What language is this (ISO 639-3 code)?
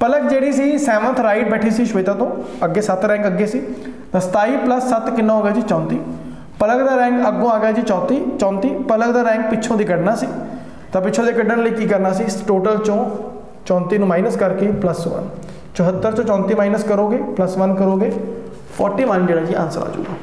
hin